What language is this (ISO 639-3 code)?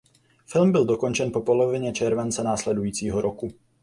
ces